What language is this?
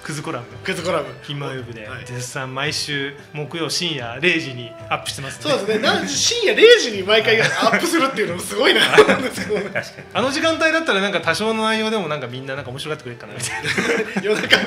Japanese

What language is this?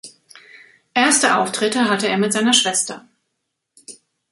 German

